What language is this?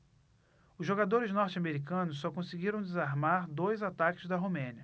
Portuguese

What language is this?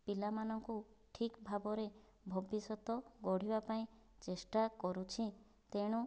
Odia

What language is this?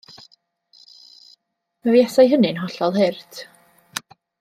Welsh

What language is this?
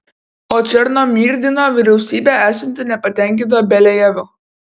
Lithuanian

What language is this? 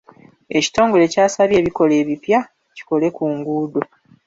Ganda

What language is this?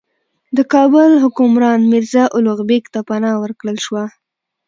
Pashto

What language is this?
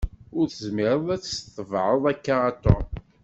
Kabyle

